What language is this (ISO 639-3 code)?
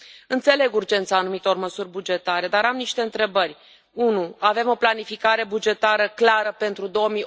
ron